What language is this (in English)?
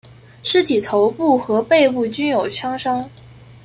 Chinese